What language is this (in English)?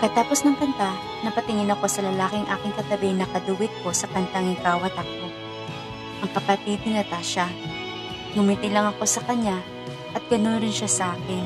Filipino